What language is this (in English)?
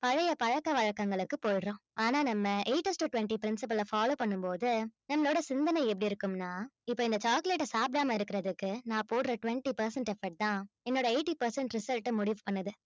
Tamil